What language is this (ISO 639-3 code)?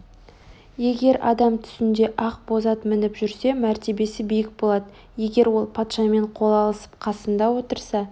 kaz